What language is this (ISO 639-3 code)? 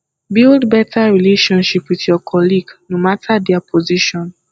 pcm